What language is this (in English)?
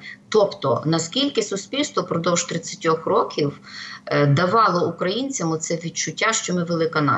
Ukrainian